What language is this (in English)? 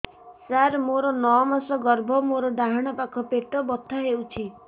Odia